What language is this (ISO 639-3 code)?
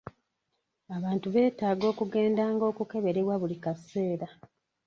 lug